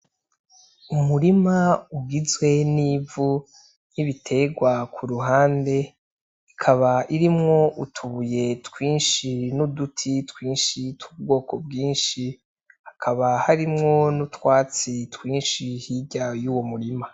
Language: Rundi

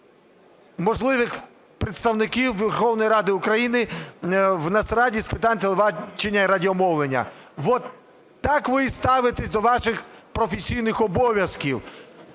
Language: Ukrainian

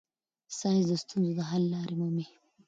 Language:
Pashto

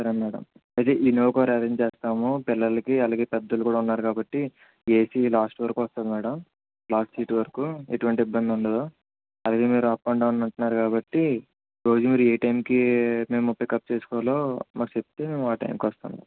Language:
Telugu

